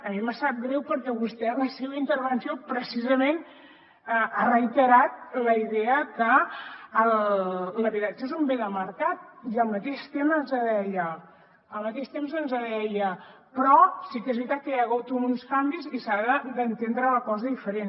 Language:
Catalan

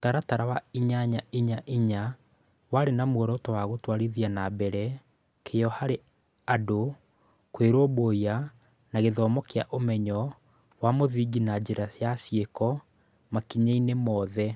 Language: Kikuyu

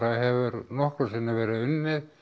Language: Icelandic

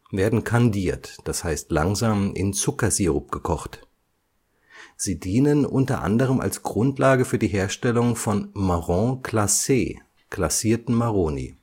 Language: German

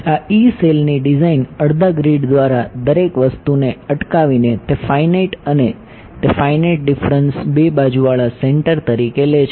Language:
Gujarati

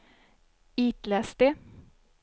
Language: Swedish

